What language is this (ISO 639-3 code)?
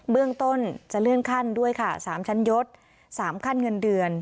tha